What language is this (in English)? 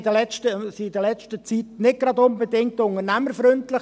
Swiss German